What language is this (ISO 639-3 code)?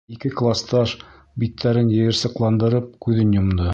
bak